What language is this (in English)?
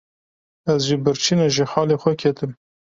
Kurdish